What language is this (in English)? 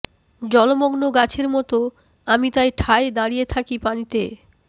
Bangla